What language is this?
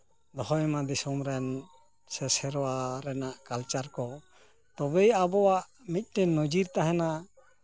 Santali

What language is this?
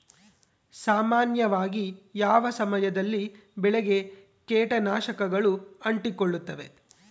Kannada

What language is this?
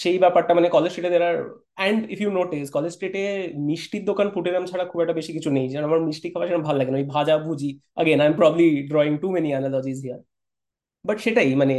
Bangla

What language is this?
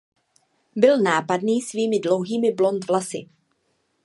Czech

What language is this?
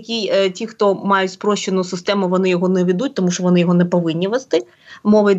Ukrainian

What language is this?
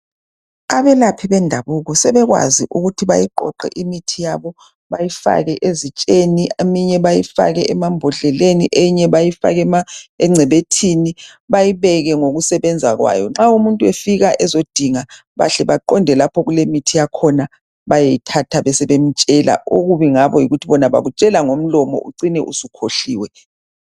North Ndebele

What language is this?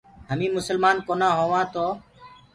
Gurgula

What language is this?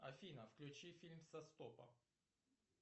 Russian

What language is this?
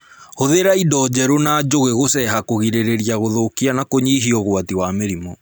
Kikuyu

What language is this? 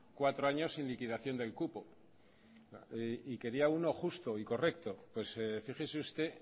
Spanish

